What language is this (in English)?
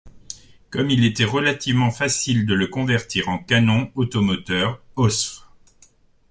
French